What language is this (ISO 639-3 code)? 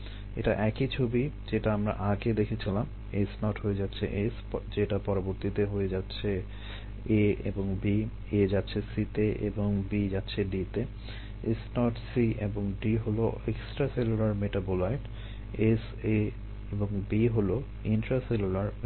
ben